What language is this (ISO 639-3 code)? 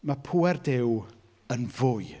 cym